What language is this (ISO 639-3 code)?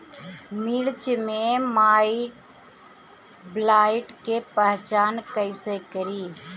bho